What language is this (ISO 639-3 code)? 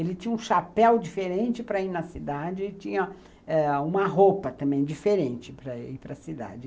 por